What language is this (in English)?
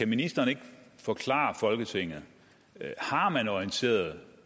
Danish